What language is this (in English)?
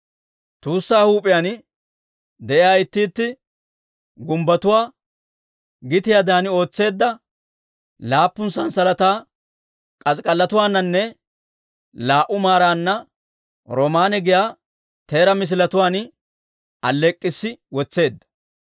Dawro